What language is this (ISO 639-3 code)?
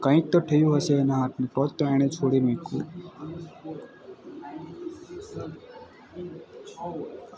guj